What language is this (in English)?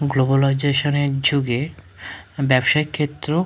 Bangla